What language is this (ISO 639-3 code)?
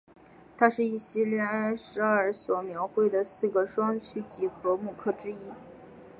zho